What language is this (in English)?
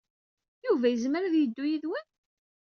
Kabyle